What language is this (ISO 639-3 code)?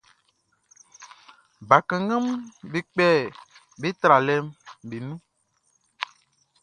bci